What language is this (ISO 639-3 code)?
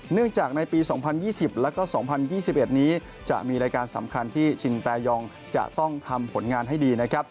tha